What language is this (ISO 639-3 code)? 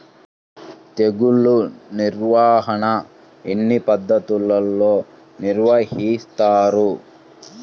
tel